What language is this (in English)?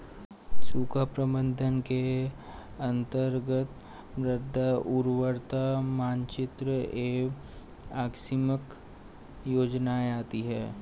Hindi